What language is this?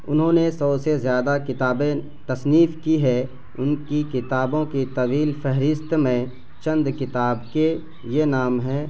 Urdu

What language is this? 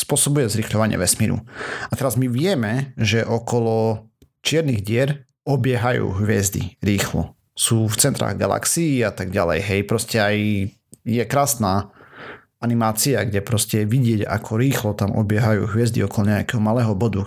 Slovak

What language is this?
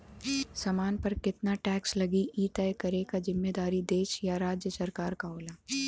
Bhojpuri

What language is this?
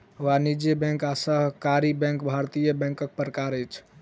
Maithili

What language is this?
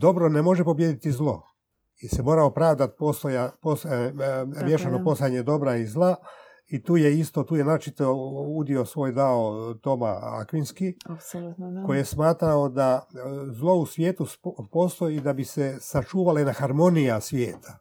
Croatian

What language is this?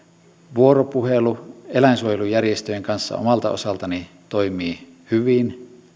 Finnish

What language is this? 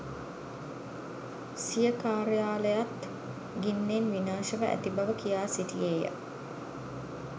Sinhala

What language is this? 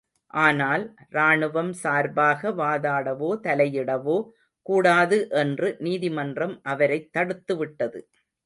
Tamil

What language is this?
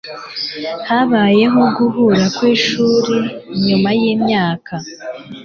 Kinyarwanda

